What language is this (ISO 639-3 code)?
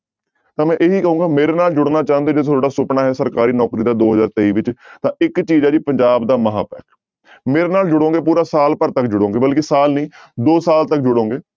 pan